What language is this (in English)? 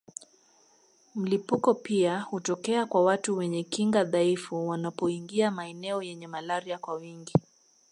Swahili